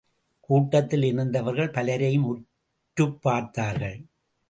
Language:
Tamil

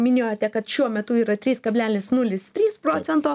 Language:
Lithuanian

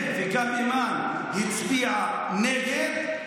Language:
Hebrew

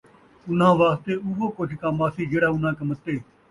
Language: Saraiki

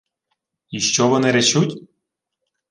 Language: Ukrainian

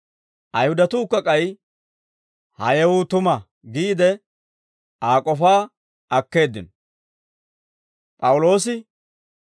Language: Dawro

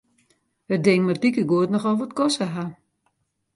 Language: Western Frisian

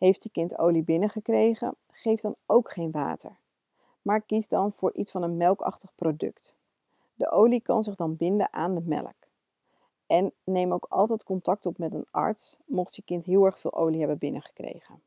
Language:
Dutch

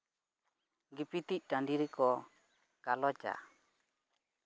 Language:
Santali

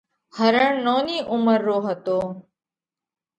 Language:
Parkari Koli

